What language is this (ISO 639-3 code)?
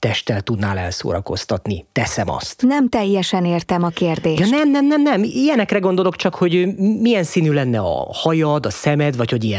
hun